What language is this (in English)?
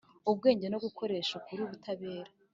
Kinyarwanda